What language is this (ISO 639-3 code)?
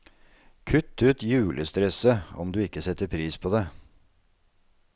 nor